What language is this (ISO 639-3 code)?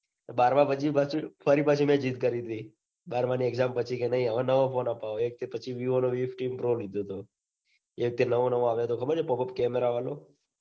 guj